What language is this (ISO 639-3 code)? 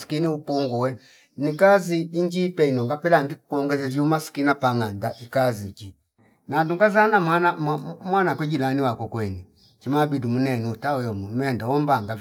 fip